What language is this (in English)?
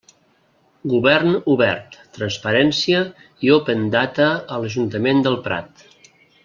Catalan